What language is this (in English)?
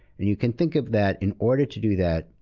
English